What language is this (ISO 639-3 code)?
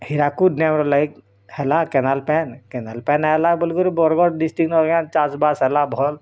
ori